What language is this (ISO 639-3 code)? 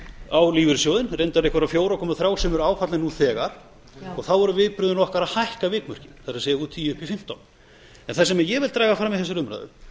isl